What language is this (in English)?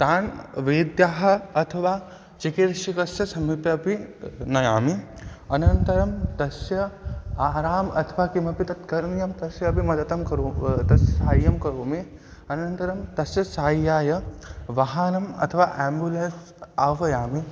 Sanskrit